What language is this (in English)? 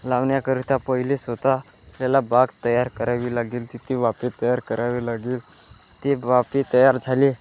Marathi